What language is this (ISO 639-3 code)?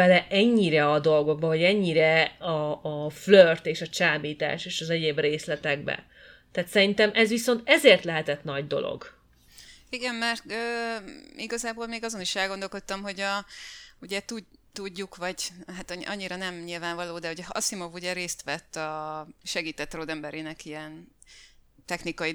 hun